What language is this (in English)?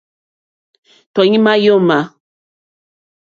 Mokpwe